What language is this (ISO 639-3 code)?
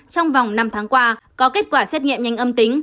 vie